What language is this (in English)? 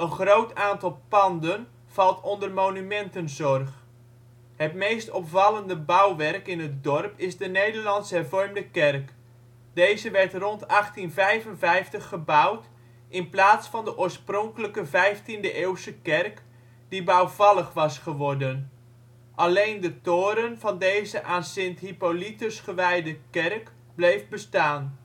Dutch